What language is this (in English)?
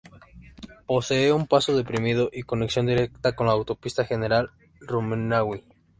Spanish